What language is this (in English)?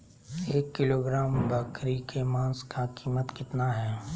Magahi